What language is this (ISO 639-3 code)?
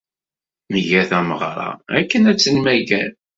kab